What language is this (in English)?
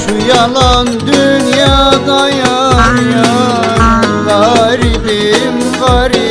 Turkish